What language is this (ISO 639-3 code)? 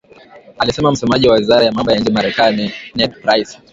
swa